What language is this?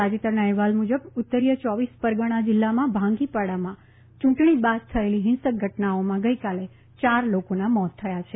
Gujarati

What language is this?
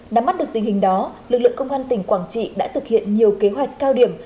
Vietnamese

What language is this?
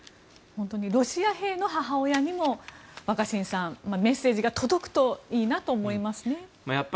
Japanese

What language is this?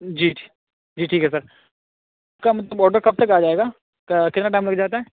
Urdu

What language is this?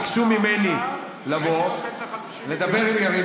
Hebrew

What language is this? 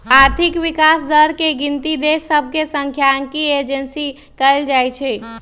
Magahi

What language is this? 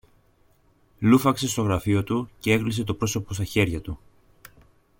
Greek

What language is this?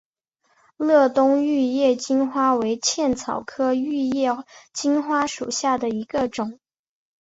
Chinese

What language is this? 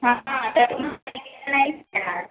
Marathi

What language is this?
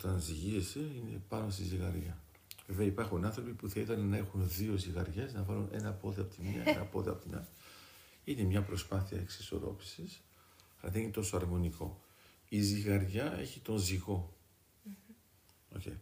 Greek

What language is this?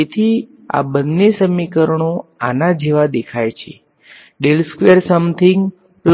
Gujarati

